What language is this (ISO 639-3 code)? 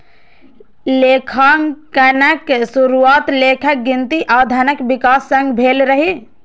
mai